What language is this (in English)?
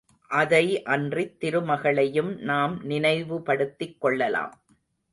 Tamil